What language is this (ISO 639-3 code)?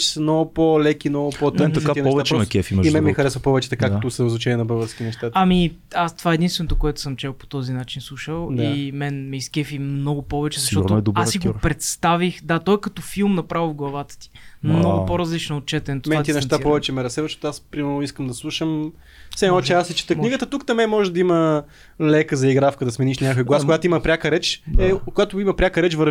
bul